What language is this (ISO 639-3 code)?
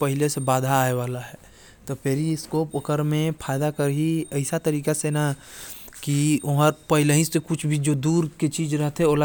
kfp